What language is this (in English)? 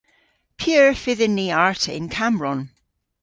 Cornish